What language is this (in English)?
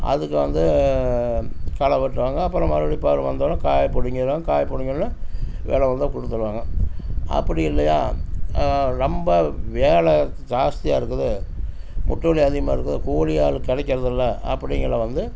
Tamil